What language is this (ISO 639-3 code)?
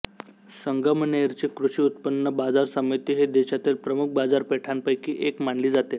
mar